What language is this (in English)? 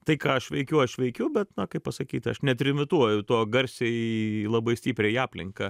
Lithuanian